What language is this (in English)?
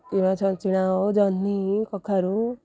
Odia